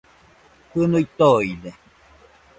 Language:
Nüpode Huitoto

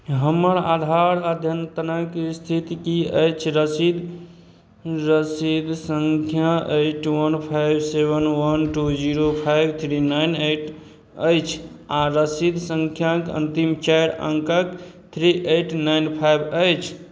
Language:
Maithili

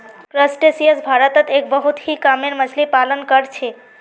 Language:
Magahi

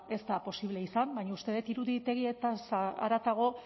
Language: Basque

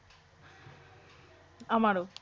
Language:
Bangla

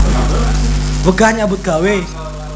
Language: Javanese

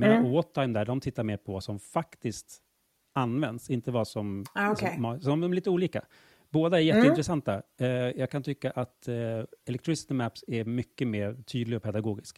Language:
Swedish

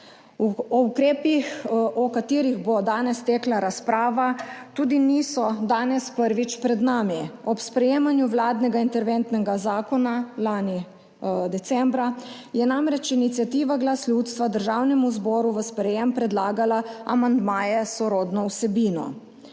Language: Slovenian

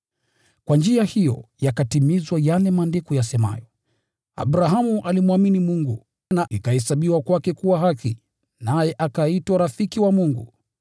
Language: Swahili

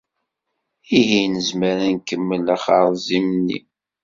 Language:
Kabyle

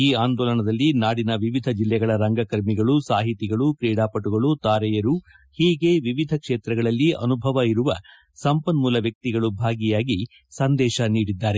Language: Kannada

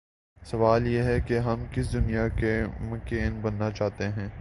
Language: Urdu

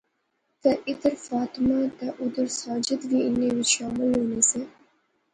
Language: Pahari-Potwari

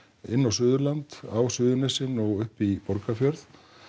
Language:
Icelandic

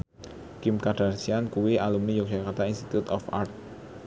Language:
Javanese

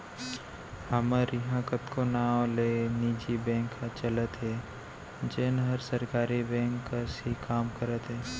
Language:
Chhattisgarhi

